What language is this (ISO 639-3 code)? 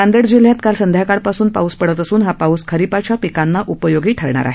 mar